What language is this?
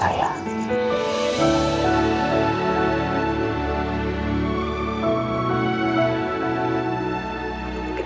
Indonesian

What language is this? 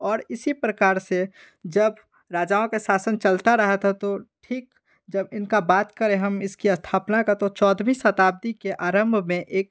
Hindi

